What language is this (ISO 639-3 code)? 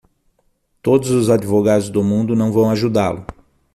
por